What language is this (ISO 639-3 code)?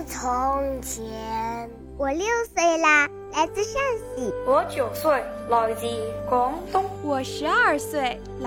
zho